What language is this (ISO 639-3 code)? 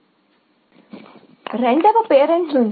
tel